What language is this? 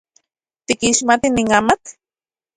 Central Puebla Nahuatl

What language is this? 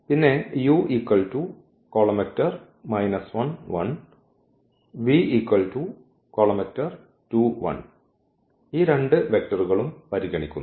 Malayalam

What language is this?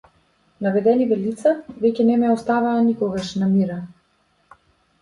Macedonian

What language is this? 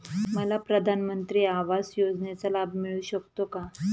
Marathi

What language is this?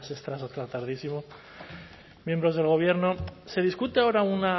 Spanish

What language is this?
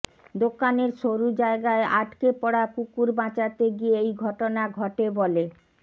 Bangla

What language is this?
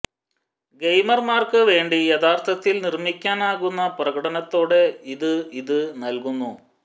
Malayalam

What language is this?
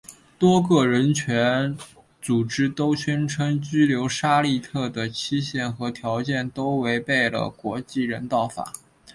Chinese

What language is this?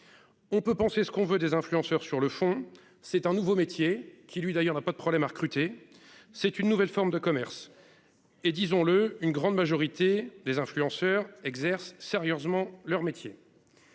French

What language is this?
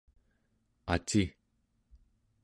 Central Yupik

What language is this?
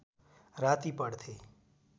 Nepali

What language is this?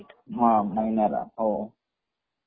Marathi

